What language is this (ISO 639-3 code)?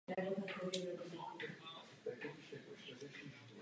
ces